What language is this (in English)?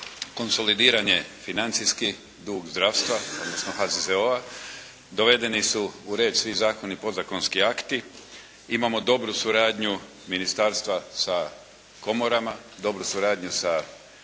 Croatian